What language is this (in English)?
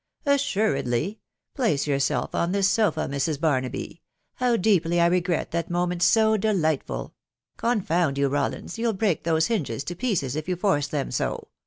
English